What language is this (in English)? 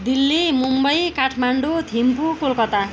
Nepali